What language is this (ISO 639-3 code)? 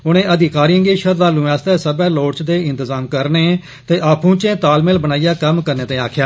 doi